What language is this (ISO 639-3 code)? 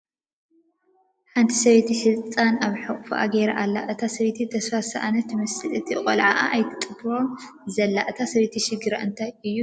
tir